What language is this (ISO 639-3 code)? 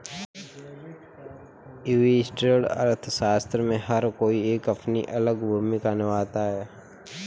hin